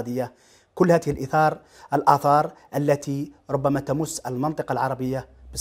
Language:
Arabic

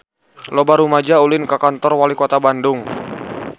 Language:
Sundanese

